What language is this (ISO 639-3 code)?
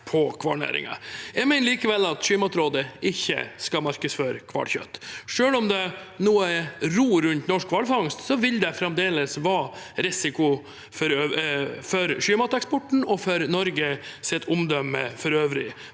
nor